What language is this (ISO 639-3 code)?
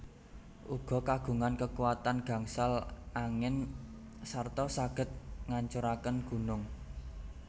jav